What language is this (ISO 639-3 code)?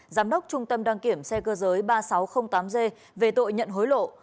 vie